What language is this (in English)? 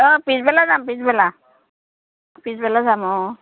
Assamese